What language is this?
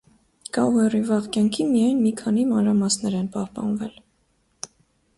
Armenian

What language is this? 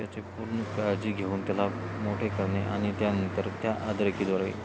Marathi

